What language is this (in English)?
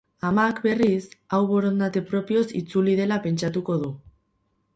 Basque